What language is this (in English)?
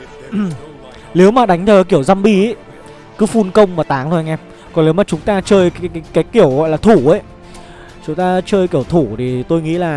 Vietnamese